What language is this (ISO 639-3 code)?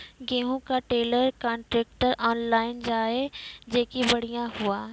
mai